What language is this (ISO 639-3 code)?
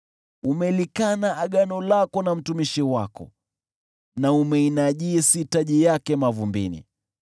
swa